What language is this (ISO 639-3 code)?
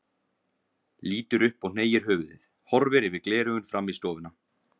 isl